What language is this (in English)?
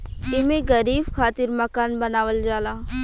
Bhojpuri